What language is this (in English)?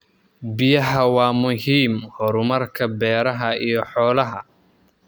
Somali